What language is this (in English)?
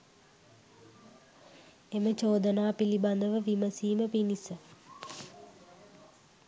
Sinhala